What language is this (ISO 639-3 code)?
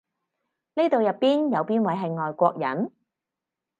yue